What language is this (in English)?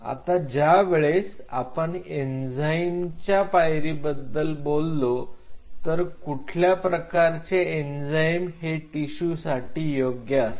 Marathi